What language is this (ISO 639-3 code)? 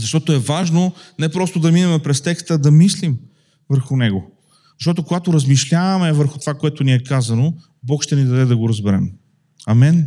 bul